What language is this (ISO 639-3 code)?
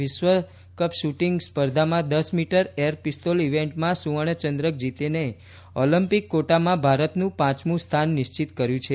guj